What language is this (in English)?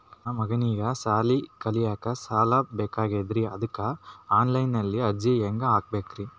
Kannada